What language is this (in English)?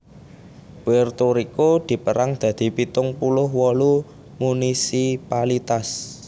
Javanese